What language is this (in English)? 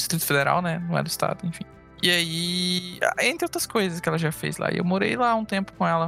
Portuguese